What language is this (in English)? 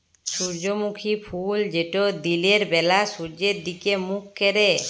Bangla